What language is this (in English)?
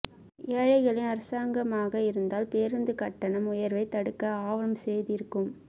Tamil